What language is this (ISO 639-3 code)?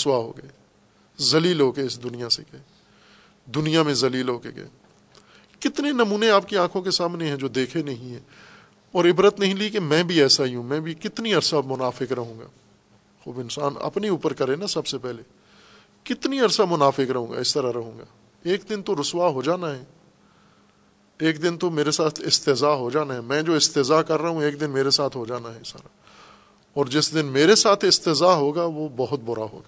urd